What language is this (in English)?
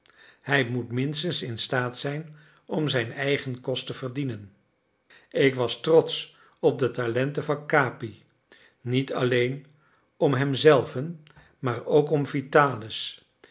Dutch